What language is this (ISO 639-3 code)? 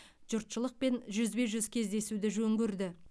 kaz